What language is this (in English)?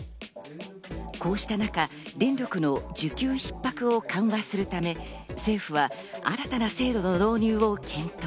Japanese